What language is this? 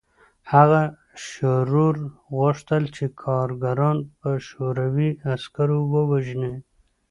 Pashto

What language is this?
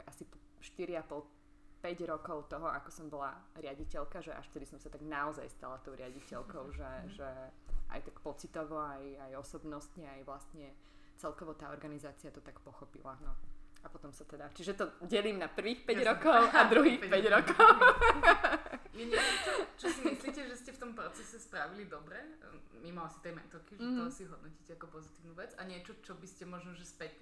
Slovak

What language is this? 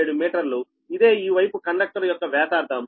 Telugu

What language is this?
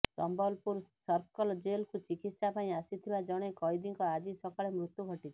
Odia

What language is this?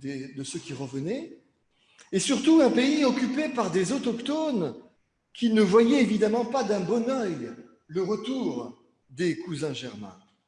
French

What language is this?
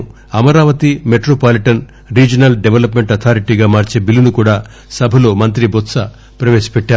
Telugu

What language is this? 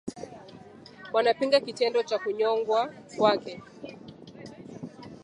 Swahili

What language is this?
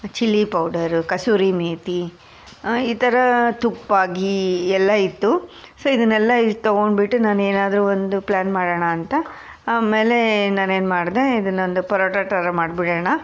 Kannada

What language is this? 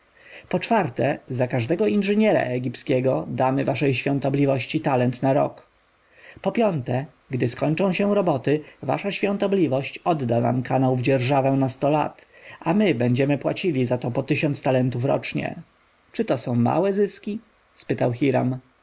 Polish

